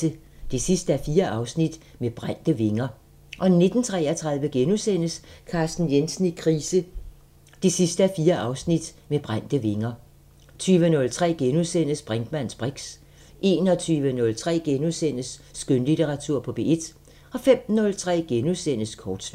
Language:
Danish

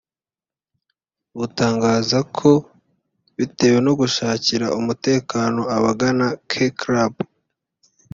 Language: Kinyarwanda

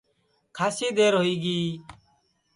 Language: Sansi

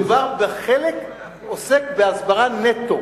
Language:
Hebrew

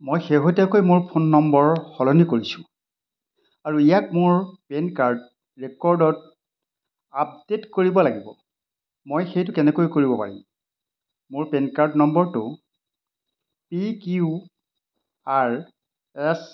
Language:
Assamese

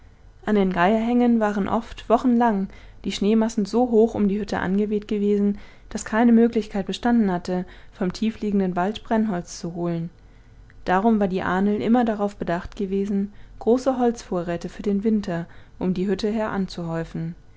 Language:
German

